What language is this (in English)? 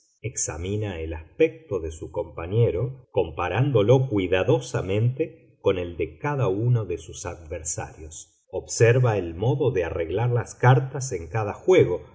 Spanish